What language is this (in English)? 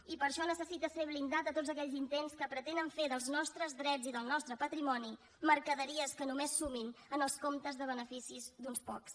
Catalan